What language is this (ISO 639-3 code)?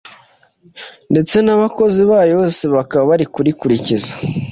kin